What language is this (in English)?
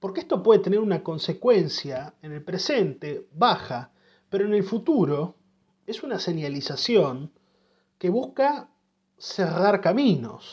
Spanish